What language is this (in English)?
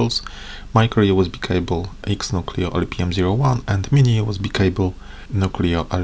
English